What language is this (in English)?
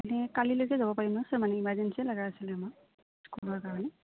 Assamese